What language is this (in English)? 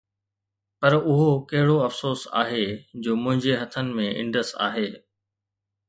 Sindhi